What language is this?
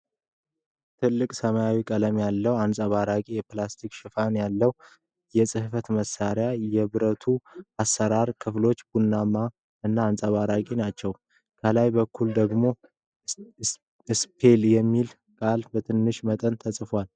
Amharic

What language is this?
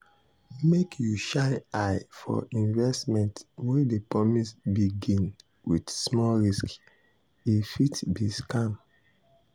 Nigerian Pidgin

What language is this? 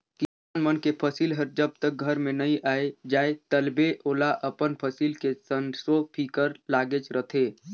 Chhattisgarhi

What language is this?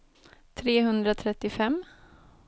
Swedish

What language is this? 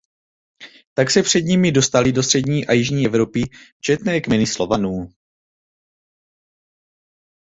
Czech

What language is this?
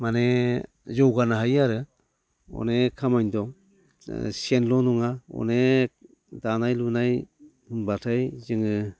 Bodo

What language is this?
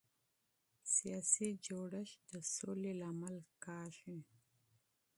Pashto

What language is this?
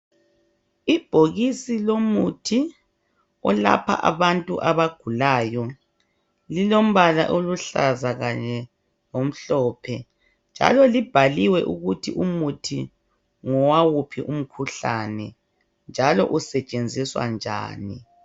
North Ndebele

